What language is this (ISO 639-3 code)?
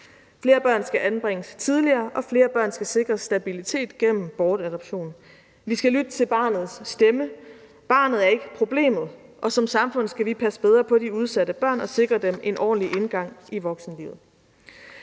dan